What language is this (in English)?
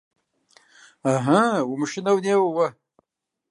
Kabardian